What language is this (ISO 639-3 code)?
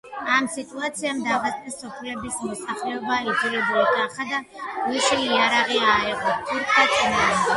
kat